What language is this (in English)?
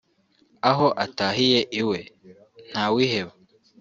Kinyarwanda